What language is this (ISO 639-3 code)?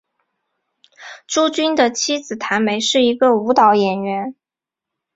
zho